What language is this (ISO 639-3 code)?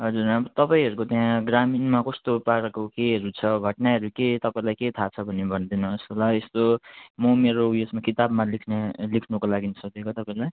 nep